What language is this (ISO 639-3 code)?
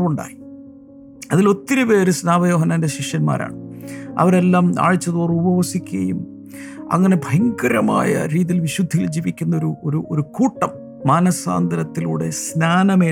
mal